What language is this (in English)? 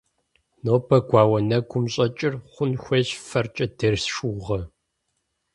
Kabardian